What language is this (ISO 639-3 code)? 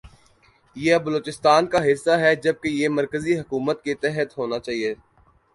urd